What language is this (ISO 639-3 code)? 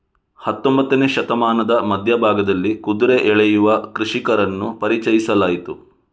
kan